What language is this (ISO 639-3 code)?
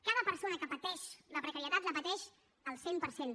cat